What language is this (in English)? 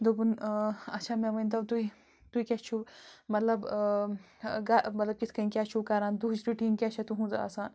Kashmiri